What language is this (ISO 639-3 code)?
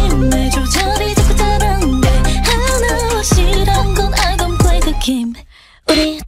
kor